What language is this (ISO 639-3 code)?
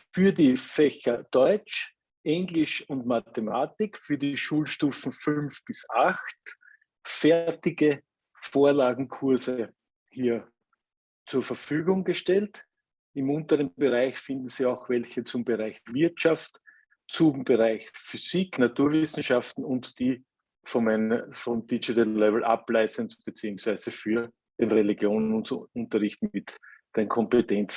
deu